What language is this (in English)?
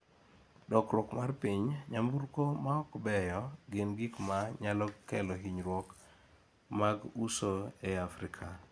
Luo (Kenya and Tanzania)